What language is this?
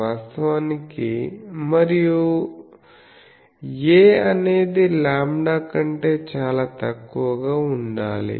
Telugu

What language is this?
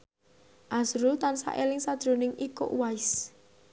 Javanese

